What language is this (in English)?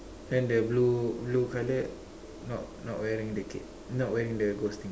English